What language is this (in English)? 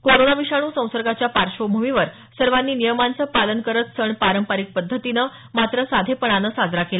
Marathi